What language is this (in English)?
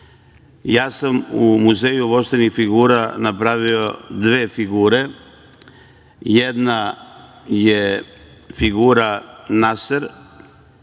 Serbian